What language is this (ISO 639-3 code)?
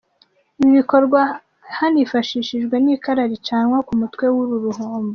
kin